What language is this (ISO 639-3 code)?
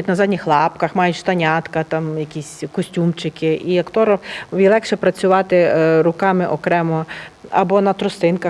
ukr